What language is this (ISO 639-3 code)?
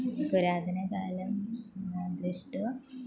san